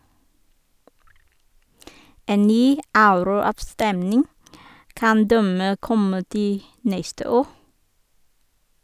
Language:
Norwegian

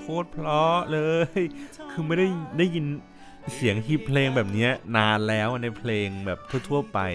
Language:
Thai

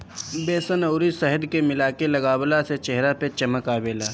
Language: Bhojpuri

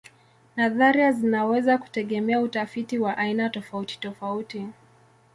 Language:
Swahili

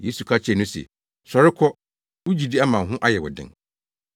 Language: Akan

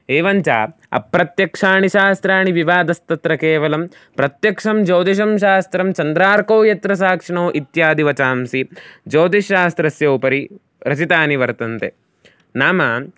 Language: Sanskrit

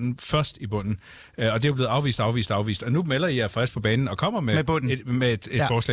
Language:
Danish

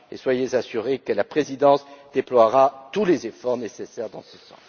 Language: French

